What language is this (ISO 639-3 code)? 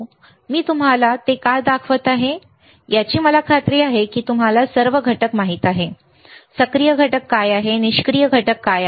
mar